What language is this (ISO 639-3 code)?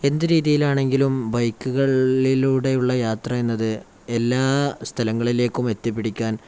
mal